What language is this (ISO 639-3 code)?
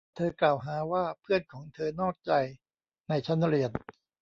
tha